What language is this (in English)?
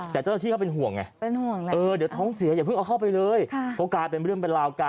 Thai